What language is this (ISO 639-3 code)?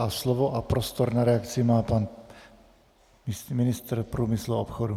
ces